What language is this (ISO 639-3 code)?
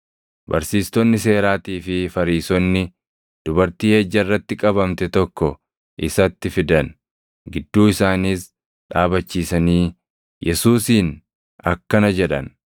orm